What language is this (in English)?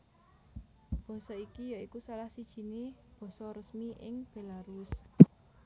Javanese